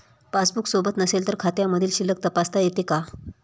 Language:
Marathi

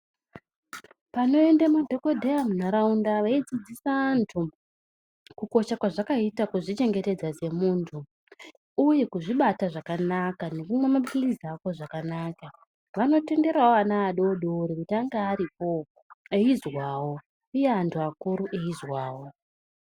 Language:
Ndau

